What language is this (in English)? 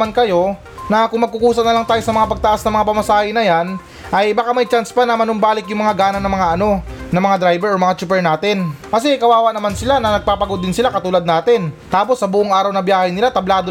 Filipino